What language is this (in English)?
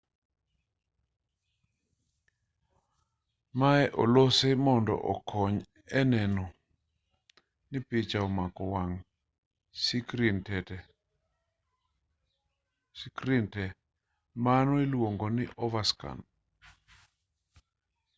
Luo (Kenya and Tanzania)